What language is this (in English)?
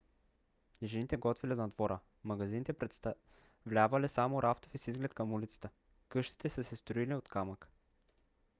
Bulgarian